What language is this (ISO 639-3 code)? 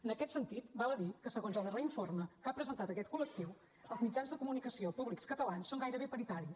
cat